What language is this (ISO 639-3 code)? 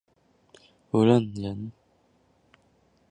zho